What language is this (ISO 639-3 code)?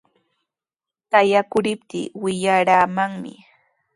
qws